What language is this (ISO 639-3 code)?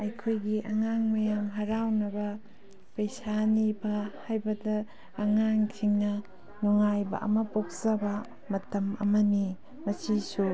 mni